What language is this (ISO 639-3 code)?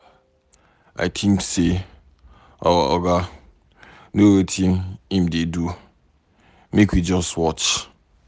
pcm